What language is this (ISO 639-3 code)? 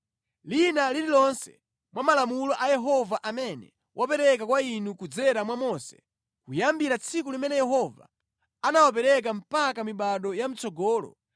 nya